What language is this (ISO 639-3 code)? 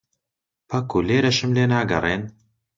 ckb